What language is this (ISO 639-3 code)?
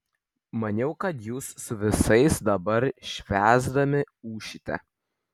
lit